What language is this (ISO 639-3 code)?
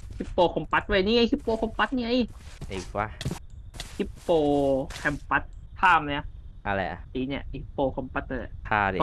tha